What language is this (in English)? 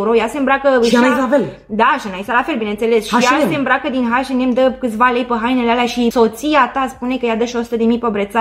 Romanian